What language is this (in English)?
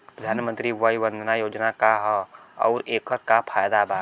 Bhojpuri